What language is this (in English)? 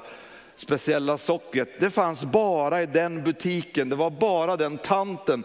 Swedish